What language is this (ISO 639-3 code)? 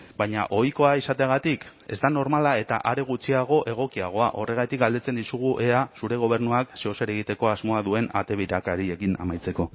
eus